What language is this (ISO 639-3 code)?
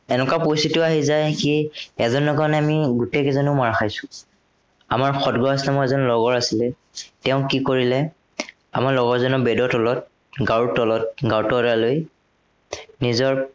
asm